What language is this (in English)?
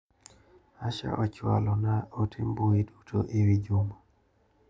Luo (Kenya and Tanzania)